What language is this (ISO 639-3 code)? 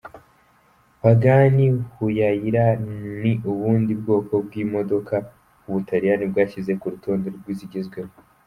kin